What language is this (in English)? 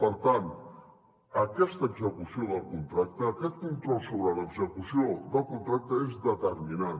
Catalan